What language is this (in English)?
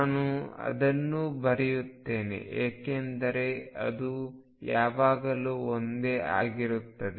Kannada